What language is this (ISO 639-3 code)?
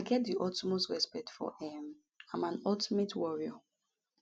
pcm